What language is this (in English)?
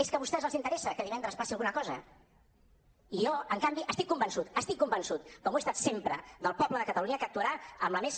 Catalan